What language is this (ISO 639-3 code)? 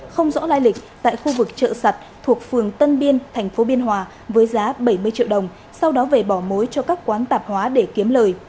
vie